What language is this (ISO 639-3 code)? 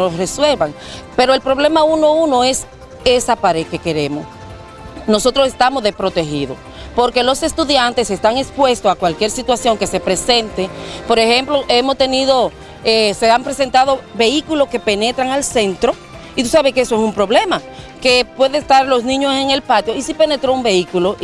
spa